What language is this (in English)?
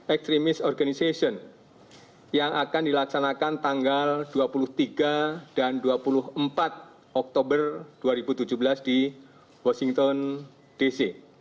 Indonesian